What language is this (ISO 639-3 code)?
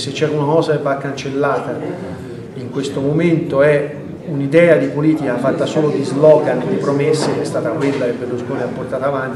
ita